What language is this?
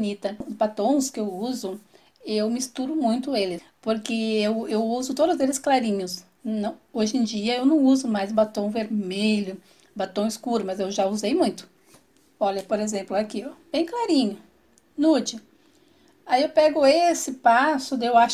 Portuguese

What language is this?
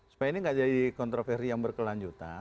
Indonesian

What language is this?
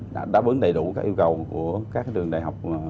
Vietnamese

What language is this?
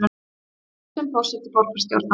Icelandic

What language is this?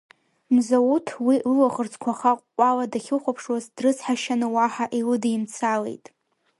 Abkhazian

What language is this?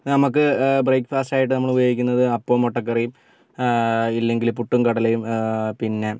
Malayalam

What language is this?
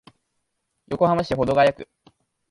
Japanese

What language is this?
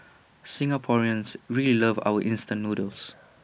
English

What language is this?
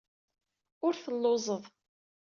Kabyle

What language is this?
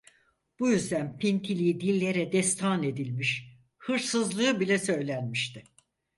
Turkish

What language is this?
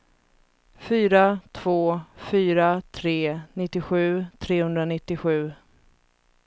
Swedish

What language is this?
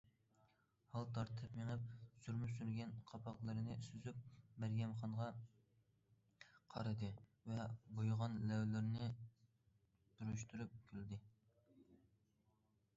Uyghur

